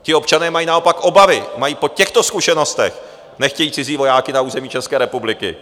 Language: Czech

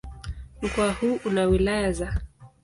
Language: Swahili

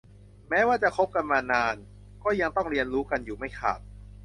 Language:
Thai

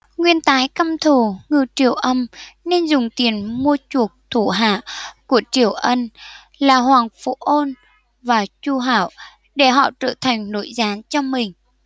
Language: Vietnamese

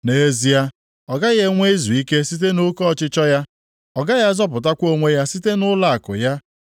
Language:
Igbo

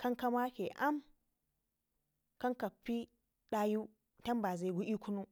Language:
Ngizim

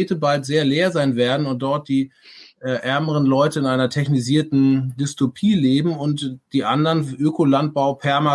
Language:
German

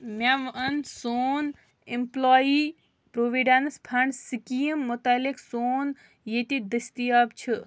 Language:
Kashmiri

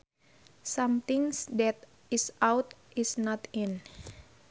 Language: Sundanese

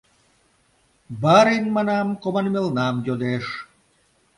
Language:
Mari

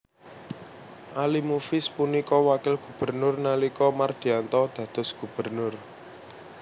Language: Javanese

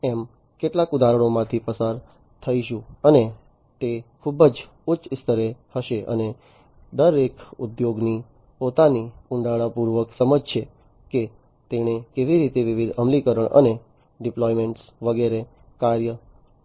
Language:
Gujarati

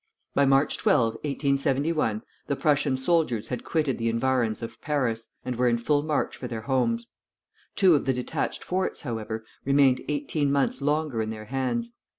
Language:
English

